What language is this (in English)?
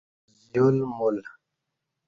Kati